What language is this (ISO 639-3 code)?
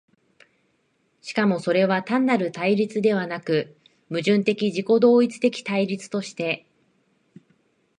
jpn